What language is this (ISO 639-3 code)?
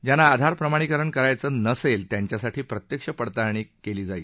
mar